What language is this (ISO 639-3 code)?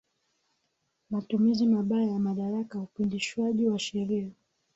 swa